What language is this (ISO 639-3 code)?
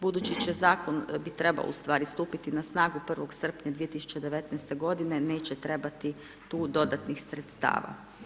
hrv